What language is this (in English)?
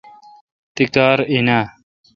Kalkoti